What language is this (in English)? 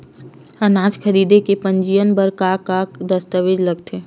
Chhattisgarhi